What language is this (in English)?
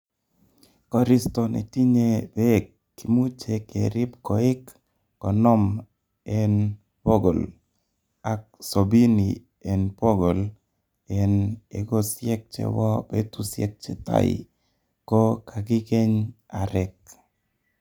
Kalenjin